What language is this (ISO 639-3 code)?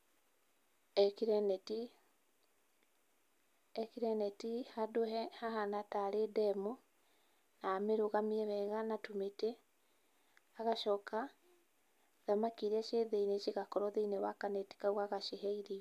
kik